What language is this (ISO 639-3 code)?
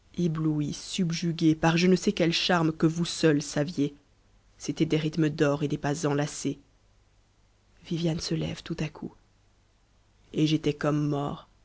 fra